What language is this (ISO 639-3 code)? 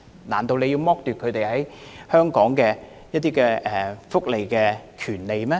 yue